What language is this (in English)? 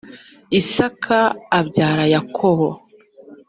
Kinyarwanda